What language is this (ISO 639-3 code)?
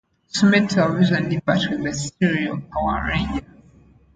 eng